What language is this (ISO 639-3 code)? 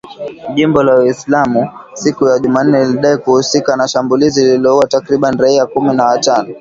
swa